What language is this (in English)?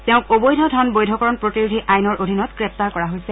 Assamese